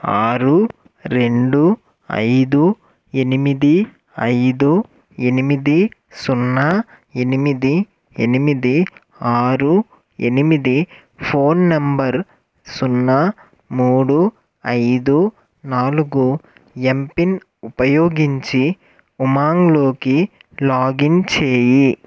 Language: Telugu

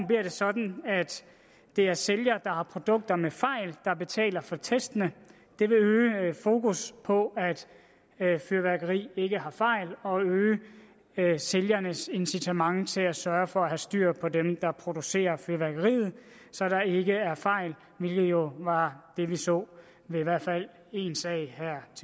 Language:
Danish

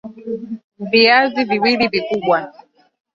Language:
Swahili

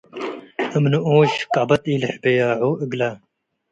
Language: Tigre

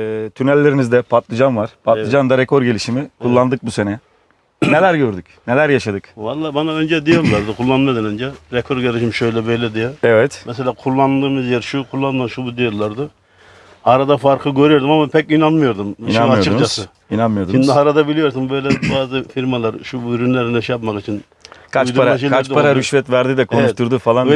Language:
Turkish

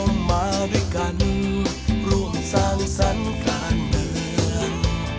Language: Thai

